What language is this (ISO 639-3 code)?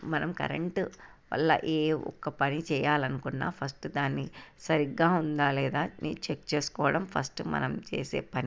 tel